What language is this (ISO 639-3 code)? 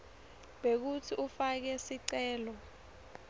ssw